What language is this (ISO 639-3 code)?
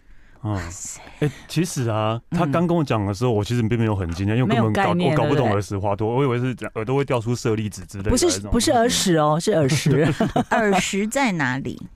zho